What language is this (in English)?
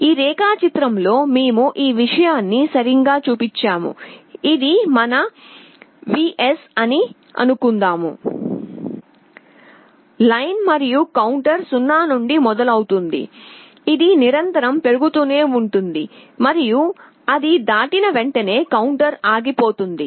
Telugu